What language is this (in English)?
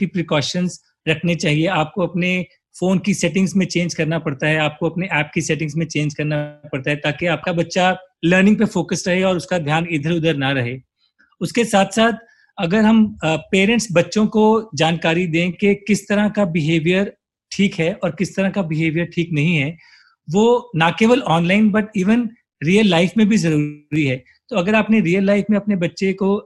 Hindi